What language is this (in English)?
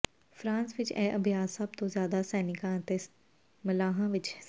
Punjabi